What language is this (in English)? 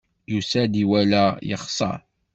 Kabyle